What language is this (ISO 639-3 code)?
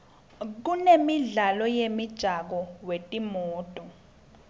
ssw